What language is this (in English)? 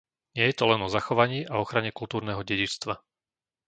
Slovak